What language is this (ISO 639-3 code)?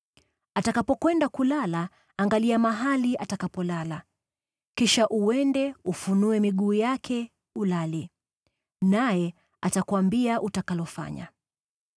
swa